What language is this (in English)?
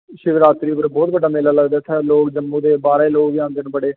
Dogri